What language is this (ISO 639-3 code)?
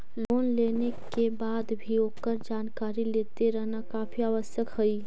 mag